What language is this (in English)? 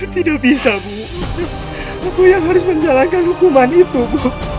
Indonesian